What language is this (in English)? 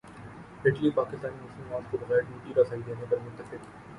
Urdu